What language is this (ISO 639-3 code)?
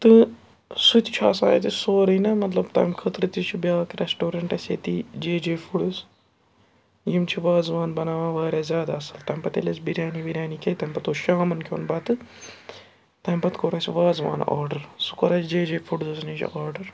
kas